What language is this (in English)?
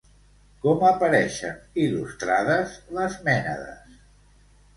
Catalan